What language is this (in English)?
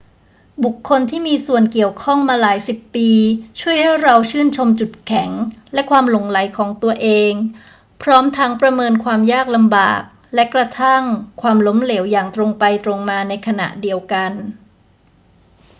Thai